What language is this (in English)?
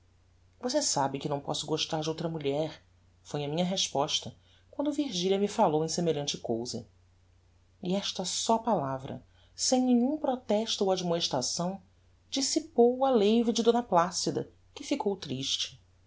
Portuguese